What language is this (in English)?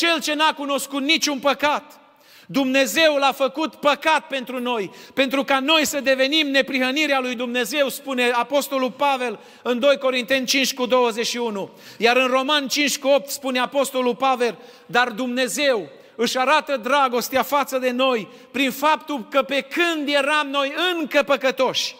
Romanian